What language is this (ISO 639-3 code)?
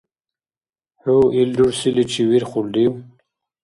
dar